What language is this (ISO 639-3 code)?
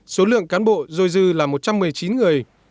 vie